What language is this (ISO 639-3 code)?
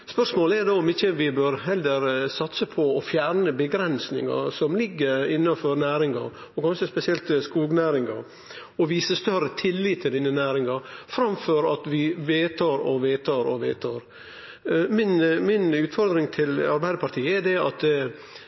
nno